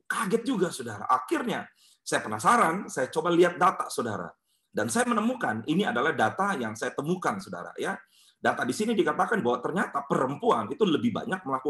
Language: Indonesian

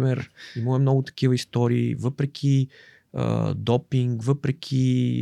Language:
Bulgarian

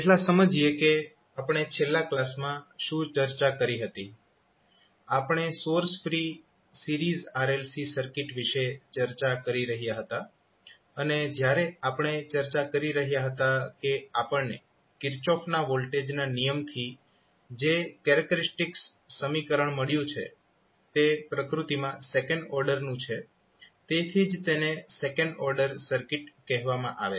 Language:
Gujarati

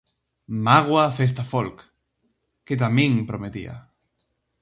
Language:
Galician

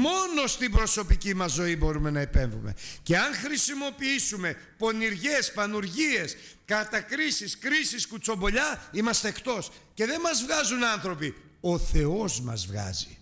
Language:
Greek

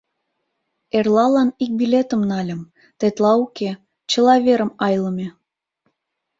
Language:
Mari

